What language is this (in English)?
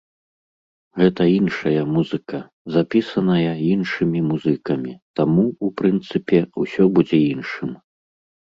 Belarusian